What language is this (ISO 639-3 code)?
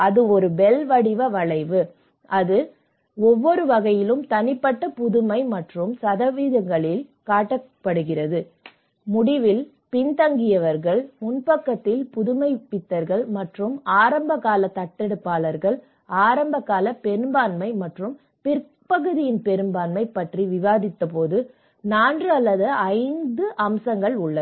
tam